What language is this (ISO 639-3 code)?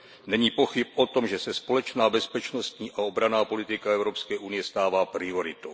ces